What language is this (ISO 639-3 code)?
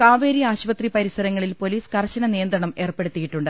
mal